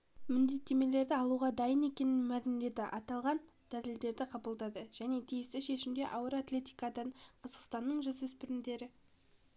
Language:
Kazakh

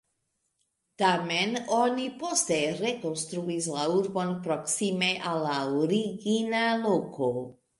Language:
Esperanto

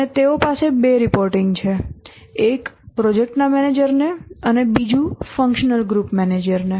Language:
Gujarati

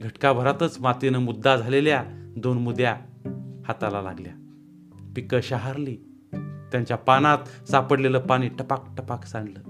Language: Marathi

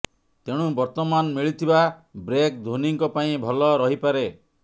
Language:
Odia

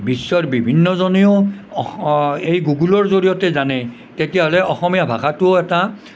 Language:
Assamese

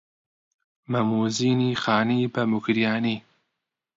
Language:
Central Kurdish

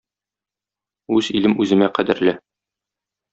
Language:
Tatar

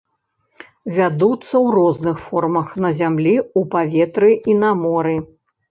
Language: Belarusian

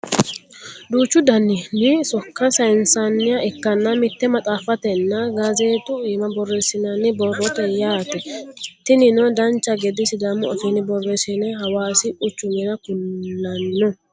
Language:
Sidamo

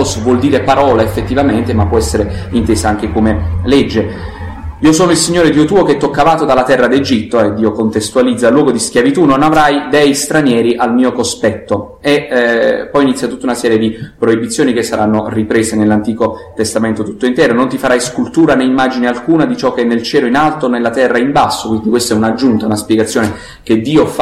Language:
Italian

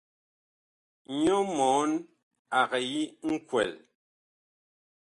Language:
Bakoko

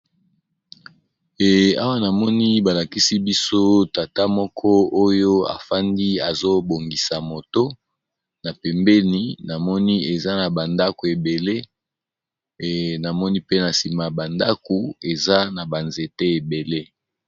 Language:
Lingala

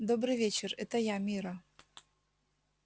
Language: Russian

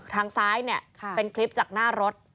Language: Thai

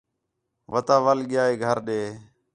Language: Khetrani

